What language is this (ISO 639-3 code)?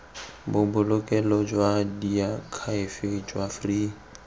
tsn